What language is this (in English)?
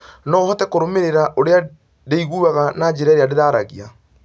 Kikuyu